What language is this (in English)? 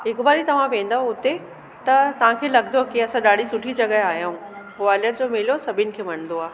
Sindhi